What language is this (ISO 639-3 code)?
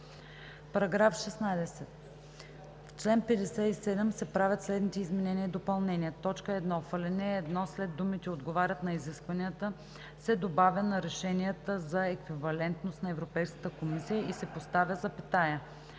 bul